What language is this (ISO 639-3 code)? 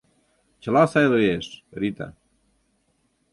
chm